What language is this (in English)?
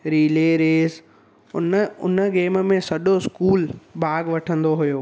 Sindhi